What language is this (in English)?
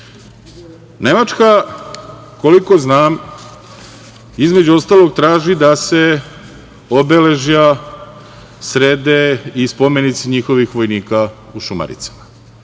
Serbian